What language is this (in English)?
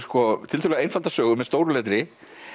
Icelandic